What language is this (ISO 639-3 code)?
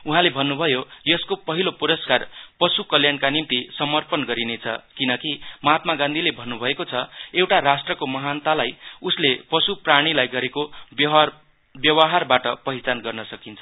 nep